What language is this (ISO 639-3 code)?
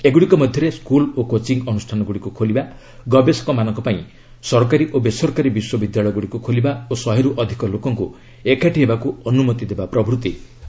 ori